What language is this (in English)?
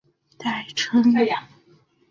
Chinese